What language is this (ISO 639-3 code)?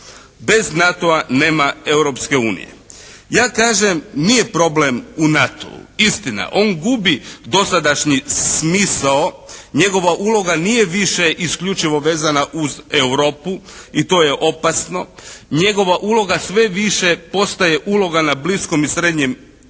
hrv